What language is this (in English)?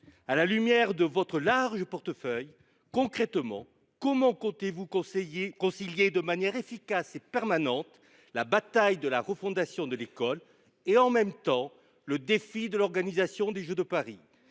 French